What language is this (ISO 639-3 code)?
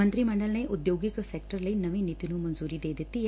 pan